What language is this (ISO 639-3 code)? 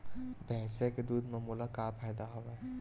hne